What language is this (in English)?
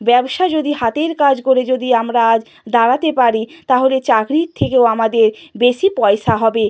Bangla